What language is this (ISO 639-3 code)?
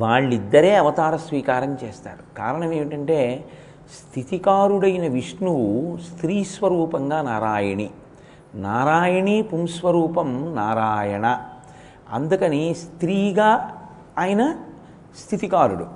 tel